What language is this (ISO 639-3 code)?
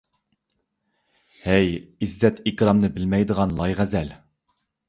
uig